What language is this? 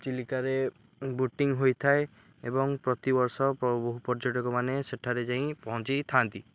Odia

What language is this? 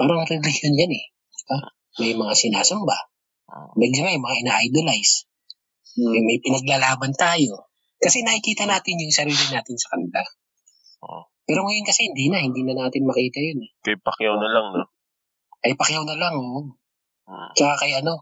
Filipino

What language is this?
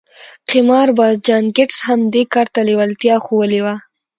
Pashto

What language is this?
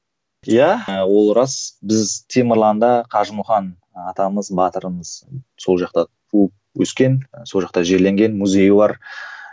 Kazakh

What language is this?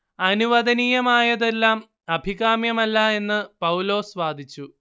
Malayalam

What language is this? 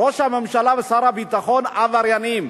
Hebrew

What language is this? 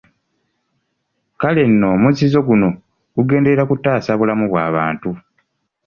Ganda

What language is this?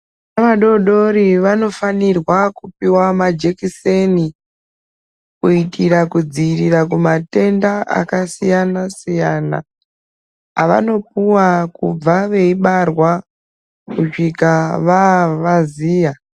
Ndau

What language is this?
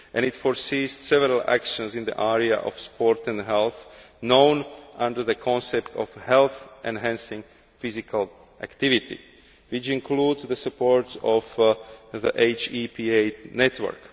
English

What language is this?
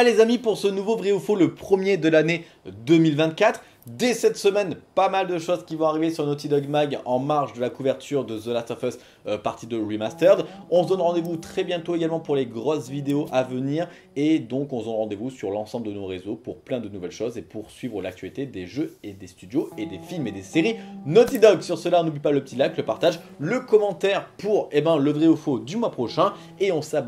French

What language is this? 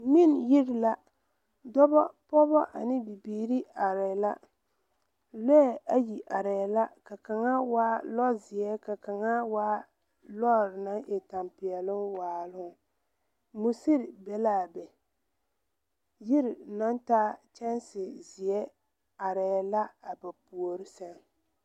Southern Dagaare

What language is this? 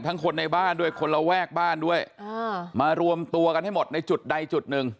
Thai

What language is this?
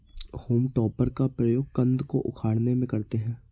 Hindi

